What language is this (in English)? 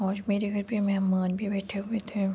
Urdu